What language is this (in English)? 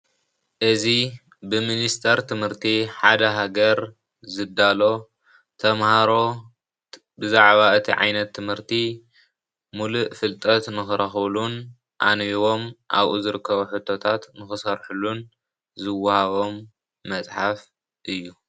Tigrinya